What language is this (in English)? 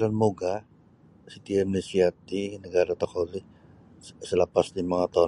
Sabah Bisaya